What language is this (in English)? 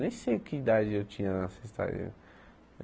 Portuguese